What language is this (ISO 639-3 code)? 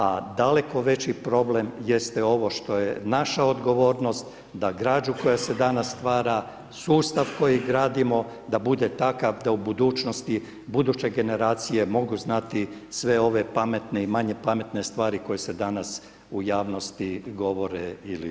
hrv